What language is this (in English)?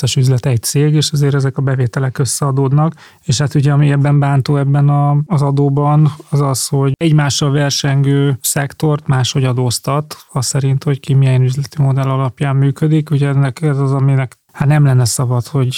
Hungarian